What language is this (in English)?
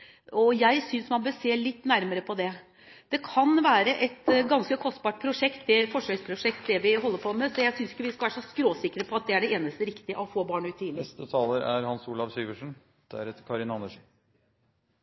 Norwegian Bokmål